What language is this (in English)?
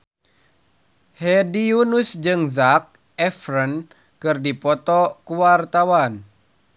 Sundanese